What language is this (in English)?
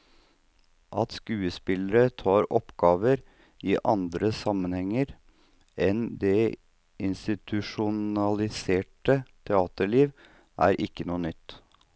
Norwegian